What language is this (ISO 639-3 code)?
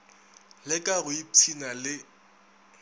nso